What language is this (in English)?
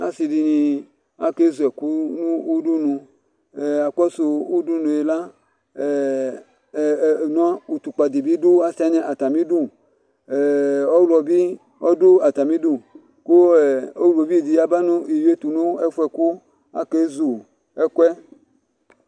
Ikposo